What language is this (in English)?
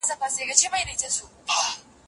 Pashto